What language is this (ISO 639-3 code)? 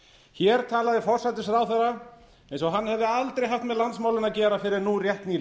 isl